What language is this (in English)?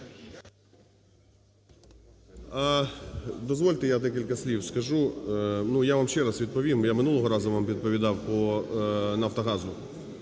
Ukrainian